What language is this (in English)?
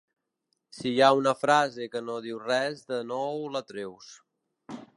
Catalan